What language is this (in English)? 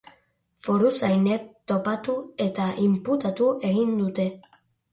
Basque